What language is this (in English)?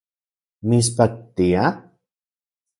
Central Puebla Nahuatl